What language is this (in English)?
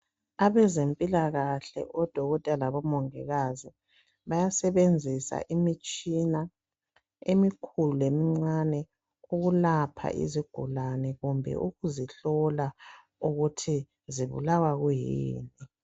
North Ndebele